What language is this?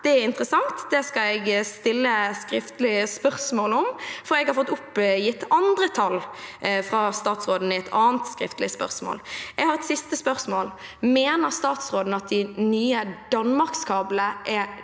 Norwegian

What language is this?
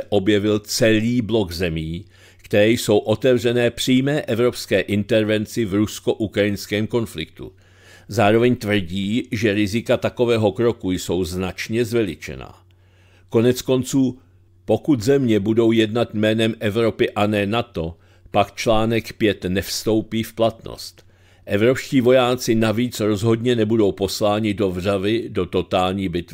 Czech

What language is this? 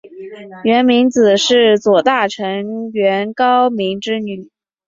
Chinese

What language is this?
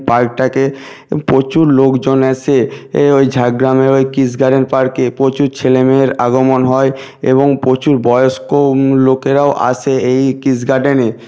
Bangla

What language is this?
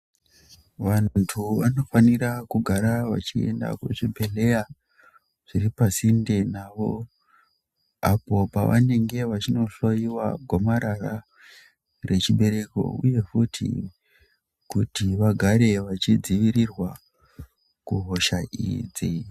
Ndau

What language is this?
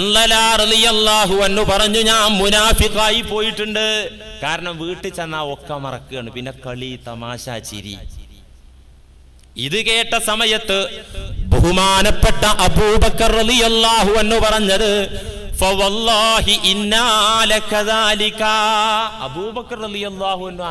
Arabic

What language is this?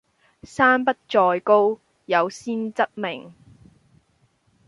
Cantonese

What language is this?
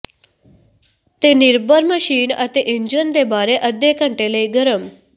Punjabi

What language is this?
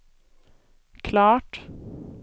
Swedish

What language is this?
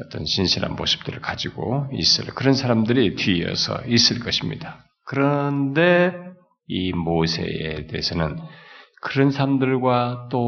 Korean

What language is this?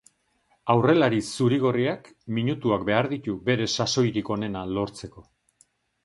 Basque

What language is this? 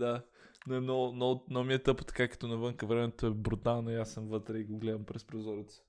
Bulgarian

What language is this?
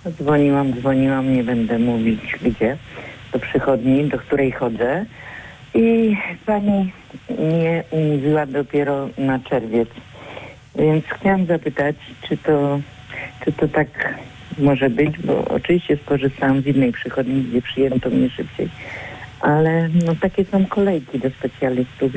Polish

